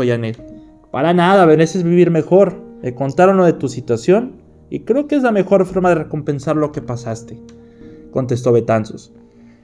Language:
Spanish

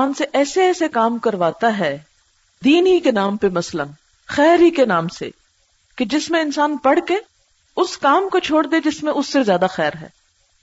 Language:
Urdu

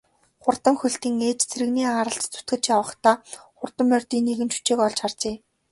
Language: Mongolian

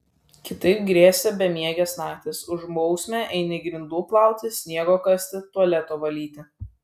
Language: Lithuanian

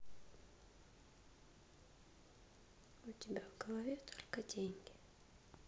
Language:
Russian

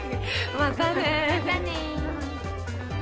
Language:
Japanese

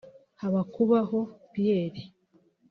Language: Kinyarwanda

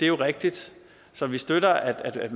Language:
Danish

